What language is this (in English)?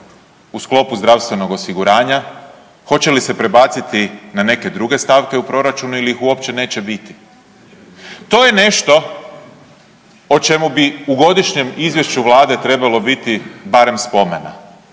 Croatian